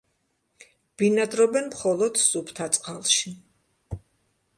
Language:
Georgian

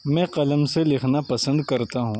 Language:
Urdu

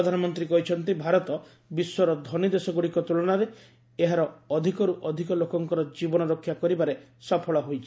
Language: Odia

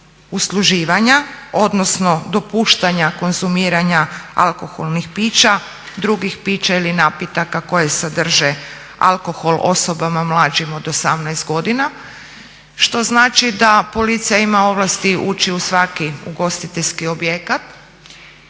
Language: Croatian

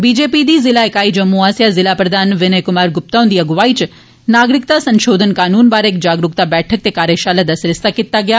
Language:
Dogri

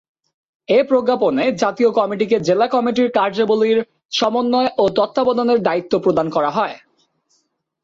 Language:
Bangla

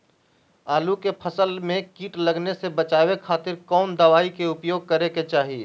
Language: Magahi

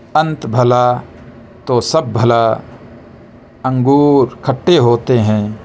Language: Urdu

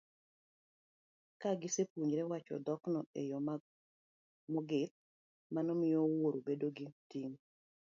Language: Luo (Kenya and Tanzania)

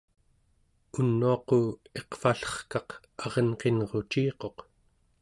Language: Central Yupik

